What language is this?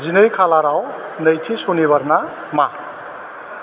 Bodo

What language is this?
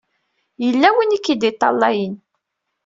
Kabyle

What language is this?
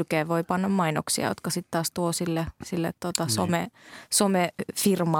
Finnish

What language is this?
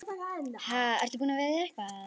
Icelandic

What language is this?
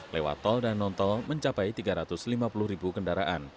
Indonesian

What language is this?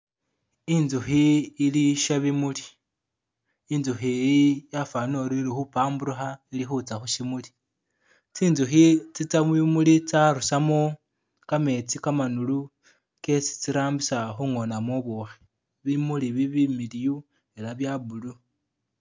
Masaaba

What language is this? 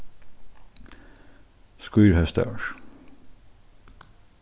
Faroese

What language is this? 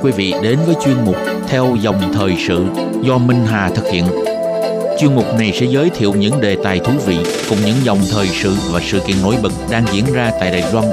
Vietnamese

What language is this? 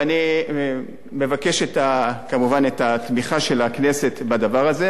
Hebrew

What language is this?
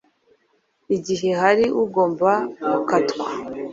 Kinyarwanda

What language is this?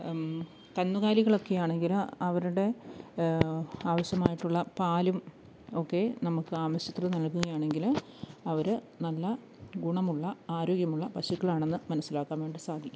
Malayalam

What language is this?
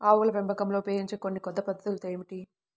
Telugu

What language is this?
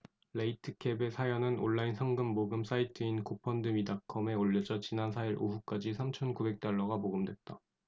Korean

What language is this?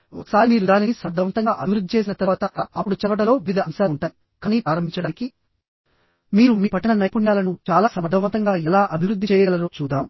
Telugu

